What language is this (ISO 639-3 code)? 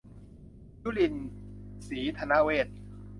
tha